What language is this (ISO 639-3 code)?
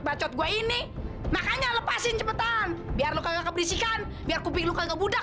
ind